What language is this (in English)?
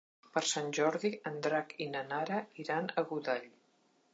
Catalan